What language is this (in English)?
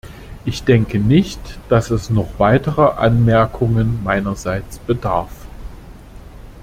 German